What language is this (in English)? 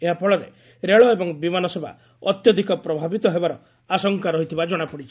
Odia